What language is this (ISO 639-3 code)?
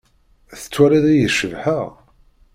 kab